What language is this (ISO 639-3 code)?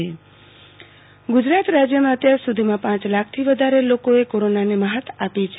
guj